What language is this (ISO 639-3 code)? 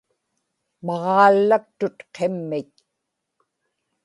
ipk